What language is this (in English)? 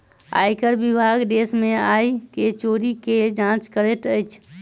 Maithili